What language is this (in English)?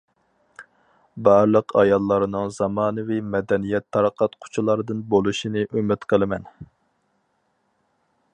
Uyghur